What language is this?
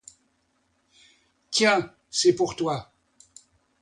French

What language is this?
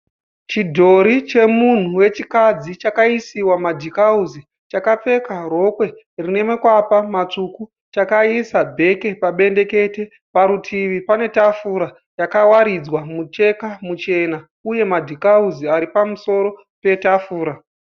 Shona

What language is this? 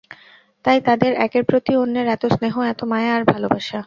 Bangla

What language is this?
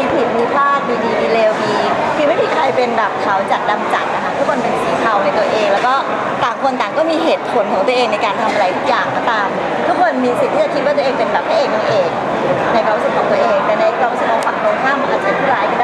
Thai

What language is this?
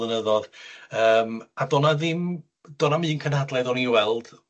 Welsh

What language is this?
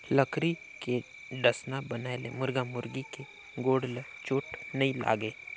Chhattisgarhi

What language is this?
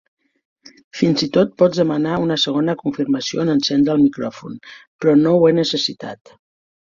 Catalan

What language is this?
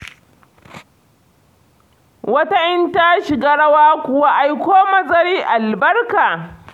Hausa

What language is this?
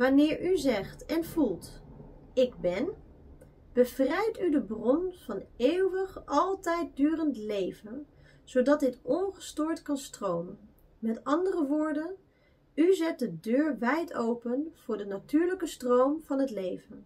Dutch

